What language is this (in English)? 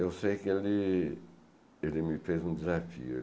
Portuguese